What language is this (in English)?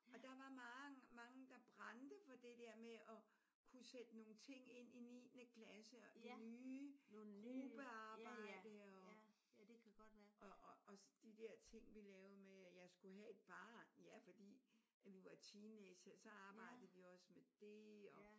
Danish